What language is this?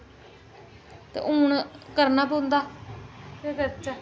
Dogri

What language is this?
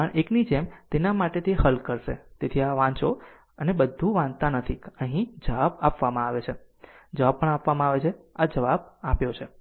Gujarati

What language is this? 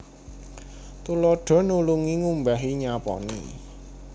Javanese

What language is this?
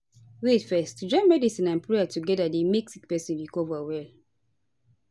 Nigerian Pidgin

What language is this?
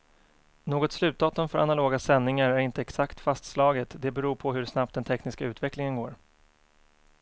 Swedish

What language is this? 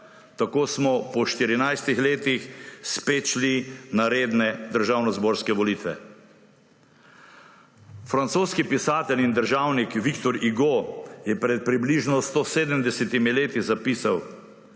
Slovenian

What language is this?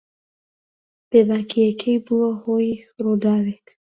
Central Kurdish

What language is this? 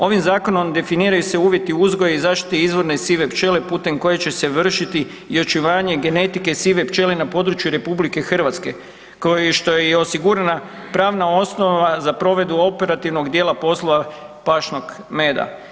Croatian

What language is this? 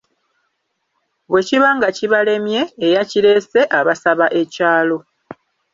Ganda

